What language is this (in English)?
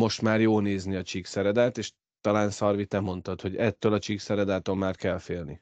Hungarian